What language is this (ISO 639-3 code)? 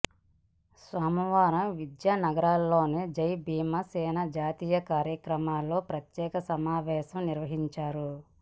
tel